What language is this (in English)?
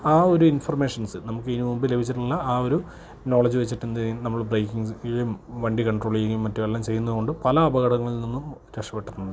Malayalam